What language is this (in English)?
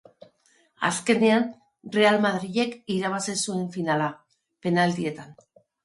Basque